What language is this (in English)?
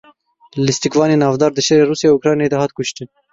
Kurdish